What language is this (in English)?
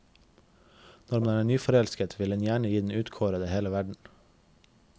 Norwegian